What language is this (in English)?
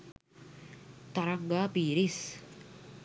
Sinhala